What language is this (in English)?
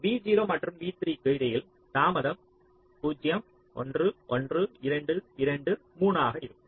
Tamil